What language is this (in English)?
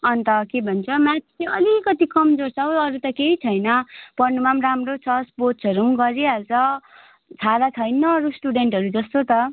Nepali